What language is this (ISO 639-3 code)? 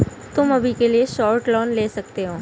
hin